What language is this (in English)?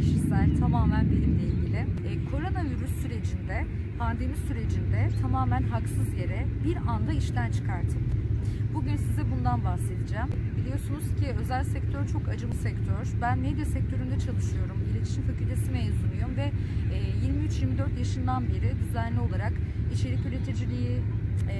Turkish